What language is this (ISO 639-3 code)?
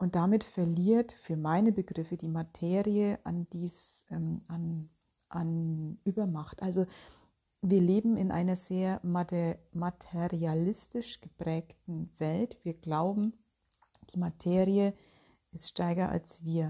deu